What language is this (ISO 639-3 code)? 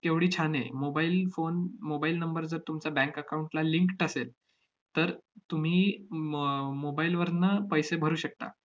mar